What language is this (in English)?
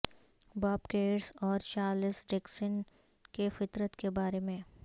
Urdu